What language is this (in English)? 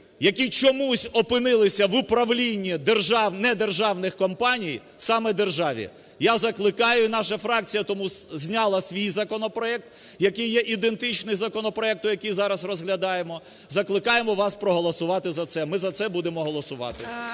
Ukrainian